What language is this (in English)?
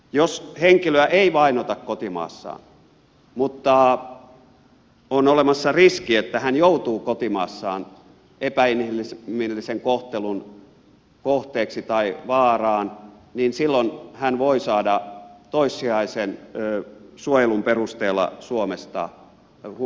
Finnish